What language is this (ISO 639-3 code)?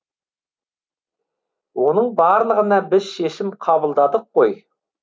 kaz